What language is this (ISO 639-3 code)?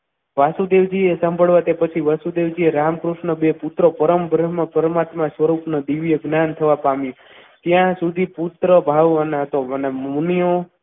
guj